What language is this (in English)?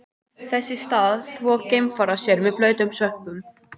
Icelandic